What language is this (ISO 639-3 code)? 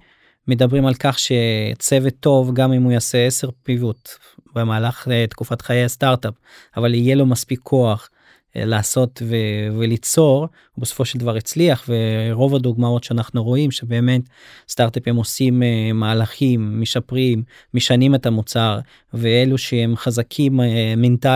heb